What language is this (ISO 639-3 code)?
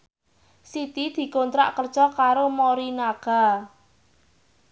jav